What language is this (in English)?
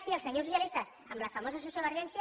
Catalan